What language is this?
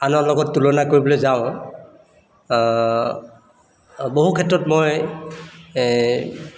Assamese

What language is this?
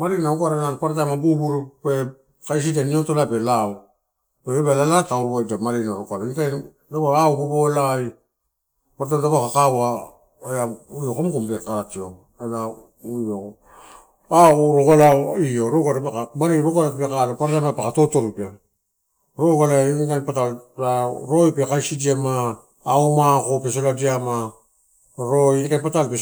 Torau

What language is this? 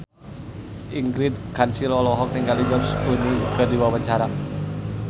Sundanese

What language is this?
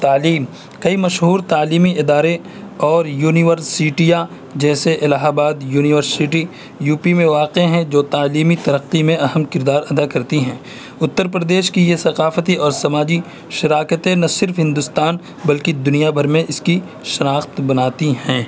Urdu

